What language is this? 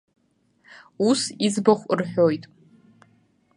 Abkhazian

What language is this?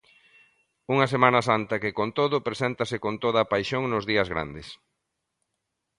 Galician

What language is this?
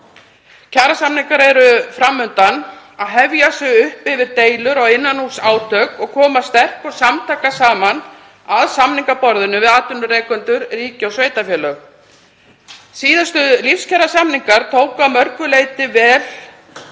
Icelandic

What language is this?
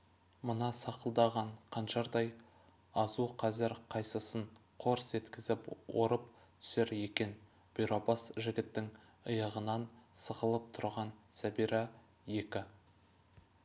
Kazakh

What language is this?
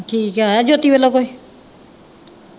Punjabi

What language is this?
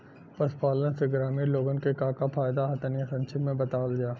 Bhojpuri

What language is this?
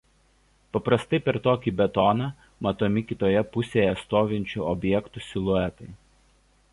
Lithuanian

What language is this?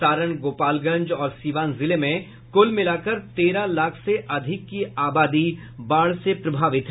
Hindi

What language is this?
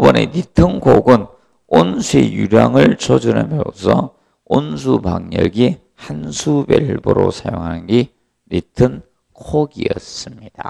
Korean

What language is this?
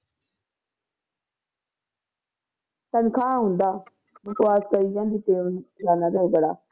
Punjabi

